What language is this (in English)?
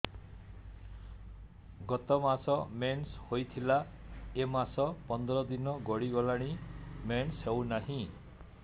Odia